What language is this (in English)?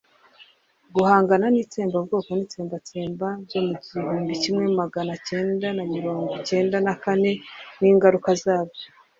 Kinyarwanda